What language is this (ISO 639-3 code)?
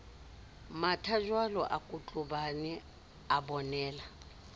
sot